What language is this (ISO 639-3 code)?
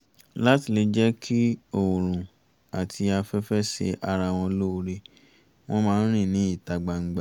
yor